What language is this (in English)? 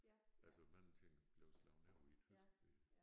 Danish